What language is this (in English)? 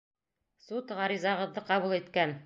Bashkir